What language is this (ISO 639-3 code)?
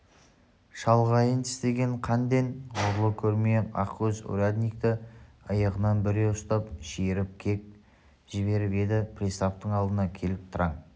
kaz